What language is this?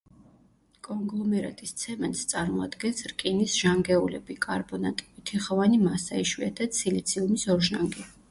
Georgian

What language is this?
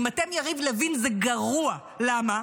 Hebrew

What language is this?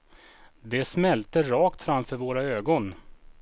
Swedish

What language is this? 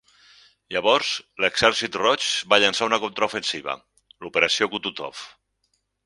Catalan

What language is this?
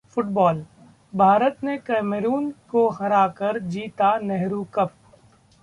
Hindi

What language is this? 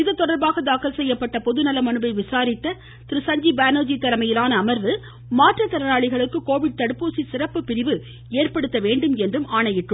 Tamil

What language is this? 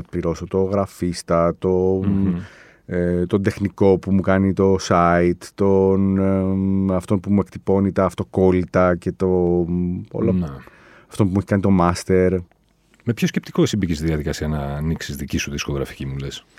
Greek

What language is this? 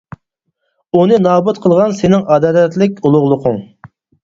Uyghur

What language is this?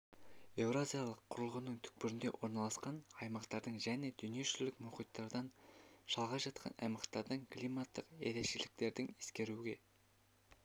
Kazakh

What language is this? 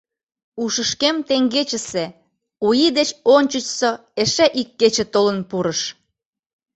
Mari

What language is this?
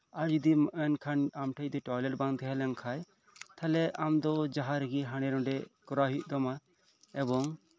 Santali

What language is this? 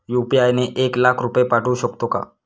Marathi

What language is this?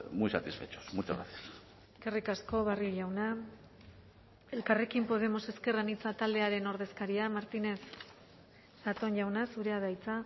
Basque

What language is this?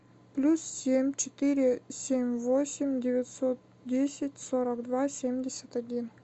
Russian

